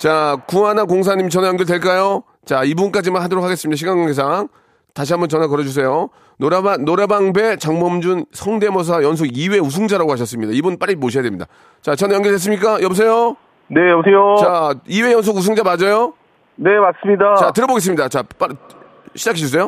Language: Korean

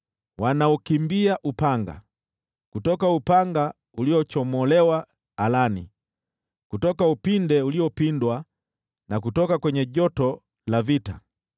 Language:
Swahili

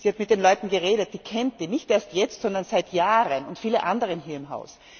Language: German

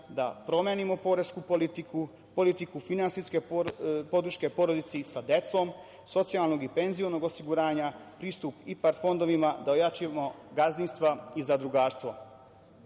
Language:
Serbian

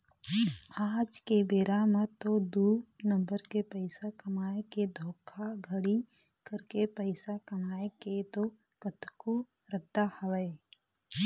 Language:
Chhattisgarhi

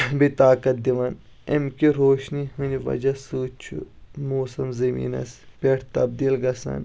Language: Kashmiri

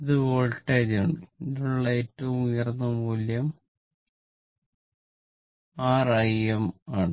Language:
Malayalam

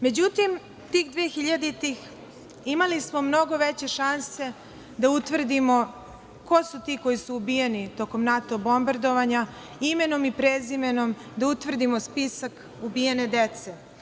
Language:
Serbian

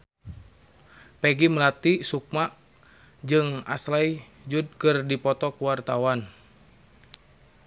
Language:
Sundanese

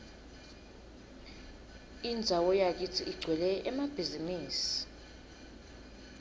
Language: Swati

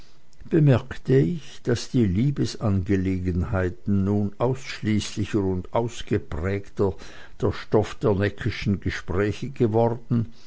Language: German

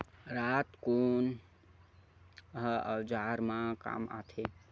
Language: Chhattisgarhi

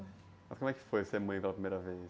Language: Portuguese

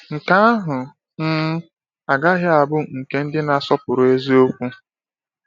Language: Igbo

